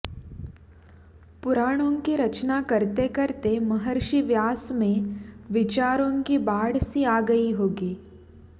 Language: Sanskrit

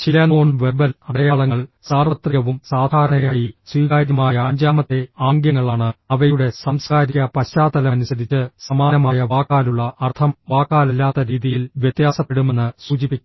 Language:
Malayalam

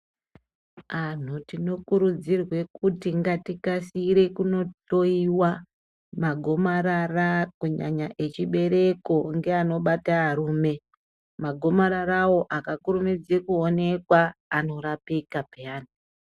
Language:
Ndau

